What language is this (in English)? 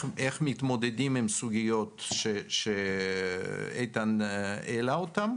Hebrew